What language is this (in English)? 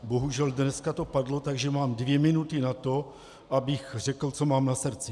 Czech